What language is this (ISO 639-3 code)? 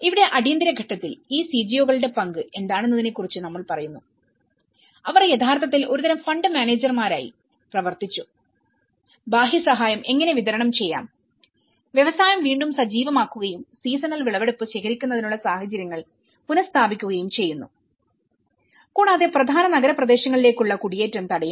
mal